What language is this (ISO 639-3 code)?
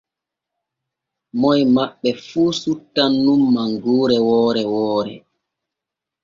fue